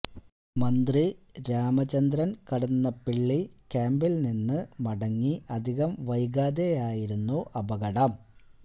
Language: Malayalam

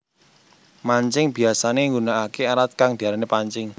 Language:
Javanese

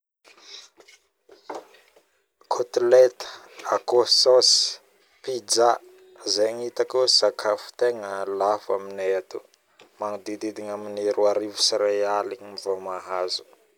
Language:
Northern Betsimisaraka Malagasy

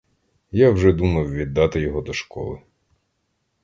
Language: Ukrainian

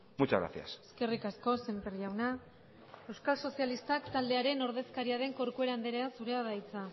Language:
Basque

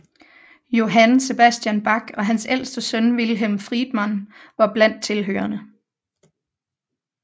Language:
Danish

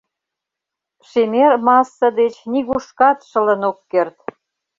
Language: Mari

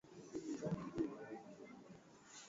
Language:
Swahili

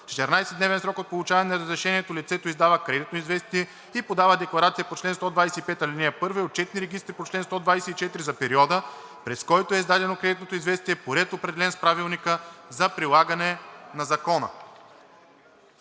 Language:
Bulgarian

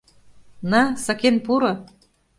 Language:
Mari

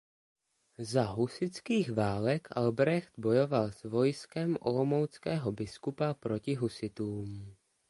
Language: Czech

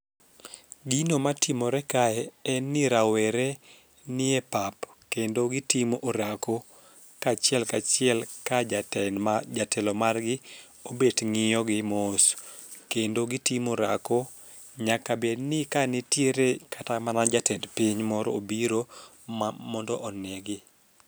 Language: Luo (Kenya and Tanzania)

